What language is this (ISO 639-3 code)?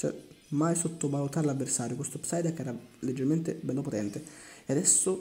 ita